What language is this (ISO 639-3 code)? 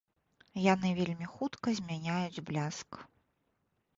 bel